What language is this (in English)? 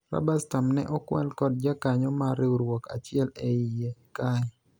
Luo (Kenya and Tanzania)